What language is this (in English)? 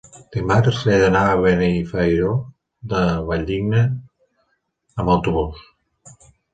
Catalan